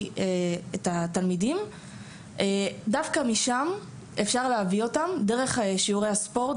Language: Hebrew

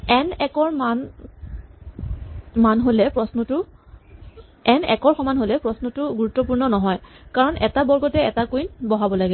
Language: Assamese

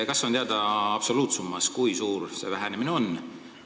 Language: Estonian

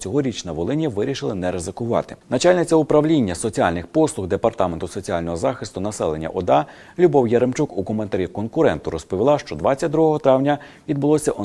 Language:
Ukrainian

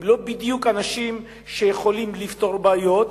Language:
Hebrew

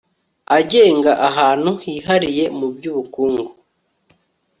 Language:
Kinyarwanda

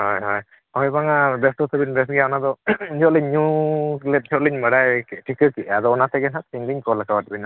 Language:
Santali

